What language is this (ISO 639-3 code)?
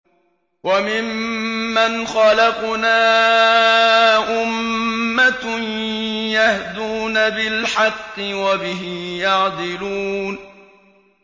ara